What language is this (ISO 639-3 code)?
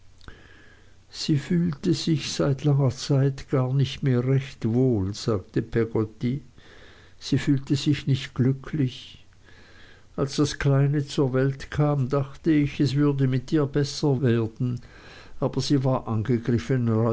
deu